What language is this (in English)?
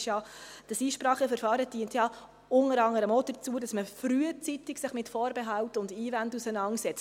Swiss German